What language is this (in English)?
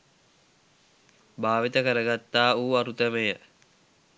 Sinhala